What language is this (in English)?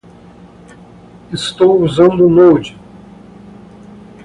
Portuguese